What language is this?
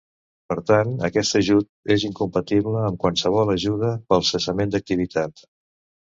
Catalan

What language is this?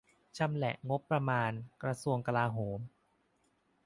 Thai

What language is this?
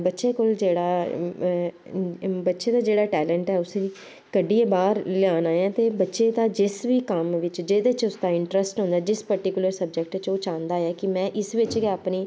Dogri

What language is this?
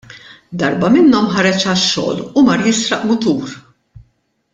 Maltese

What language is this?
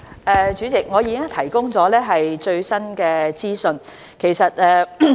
Cantonese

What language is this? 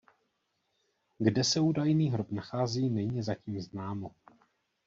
Czech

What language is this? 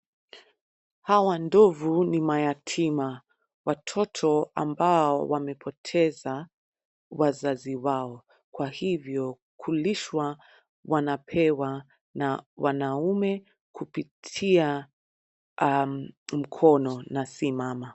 Swahili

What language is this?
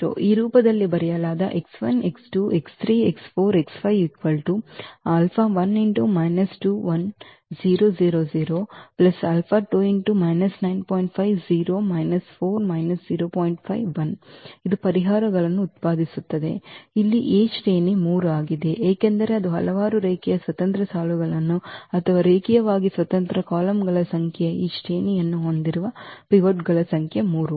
Kannada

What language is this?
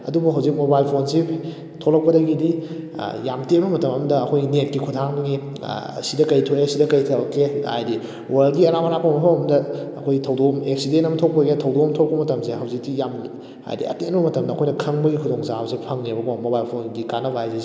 Manipuri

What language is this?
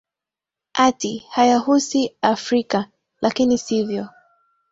Swahili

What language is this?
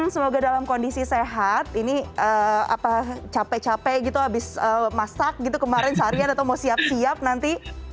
Indonesian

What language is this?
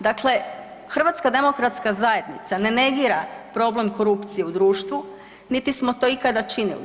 Croatian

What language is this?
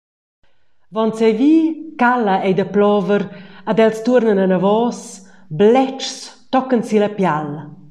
Romansh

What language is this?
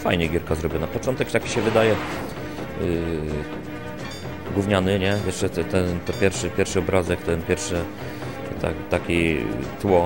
Polish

